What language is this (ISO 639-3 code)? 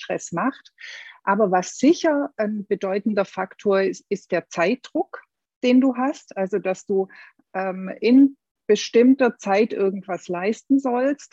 deu